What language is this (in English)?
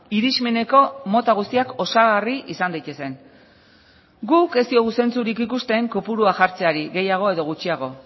Basque